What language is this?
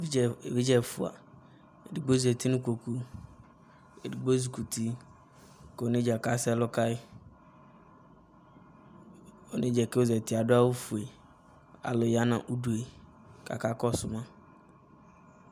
Ikposo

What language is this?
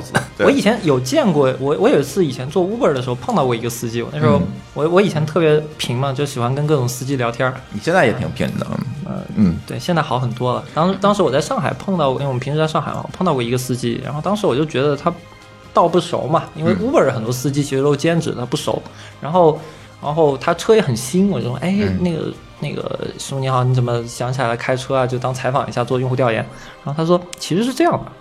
Chinese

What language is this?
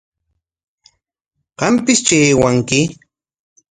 Corongo Ancash Quechua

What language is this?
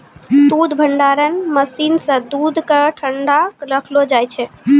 Maithili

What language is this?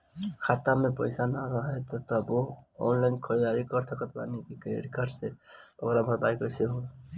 Bhojpuri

